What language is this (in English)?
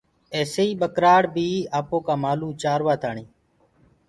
Gurgula